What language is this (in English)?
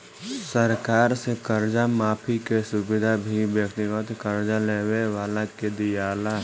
Bhojpuri